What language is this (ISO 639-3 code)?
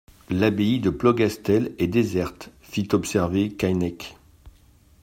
fra